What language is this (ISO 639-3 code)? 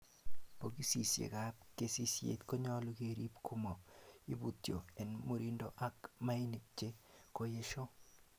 kln